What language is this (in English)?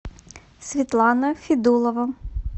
Russian